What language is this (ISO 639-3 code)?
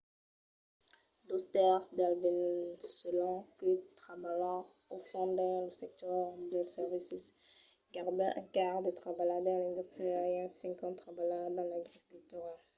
oci